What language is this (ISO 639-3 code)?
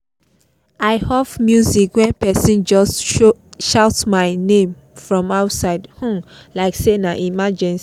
pcm